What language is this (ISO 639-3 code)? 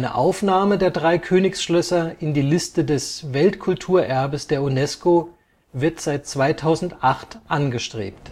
deu